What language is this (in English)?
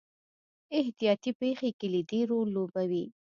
Pashto